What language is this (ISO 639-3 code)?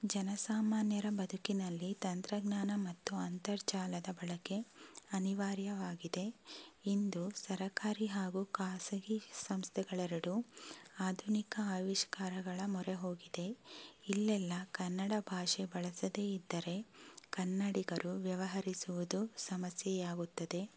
kan